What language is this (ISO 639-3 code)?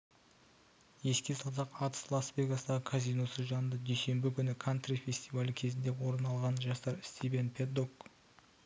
kaz